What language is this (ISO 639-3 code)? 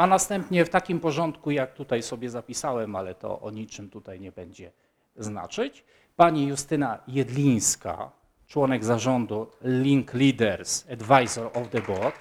pol